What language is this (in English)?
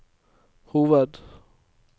Norwegian